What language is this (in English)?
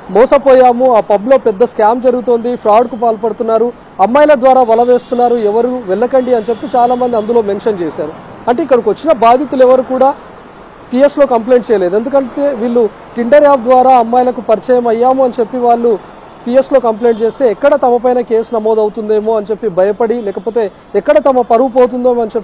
Telugu